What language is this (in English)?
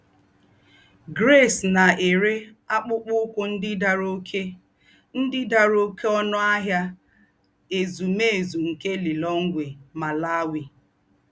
Igbo